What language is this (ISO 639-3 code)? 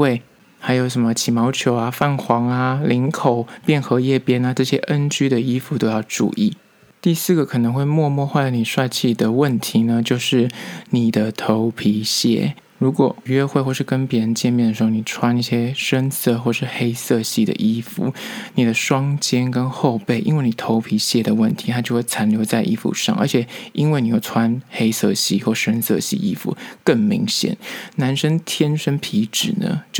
zho